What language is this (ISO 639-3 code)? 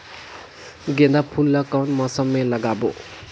hne